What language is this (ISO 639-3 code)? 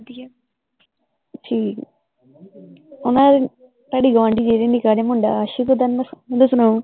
pan